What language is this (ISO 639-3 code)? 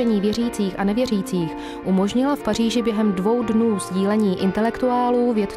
ces